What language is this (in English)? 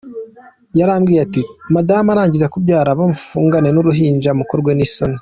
Kinyarwanda